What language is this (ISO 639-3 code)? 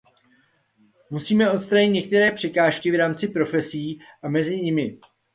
ces